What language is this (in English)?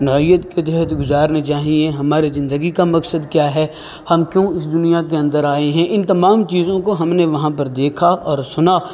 Urdu